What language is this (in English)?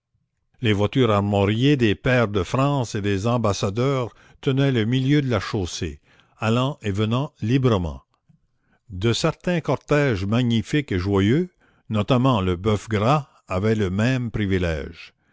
French